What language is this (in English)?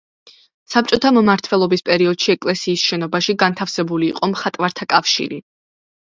Georgian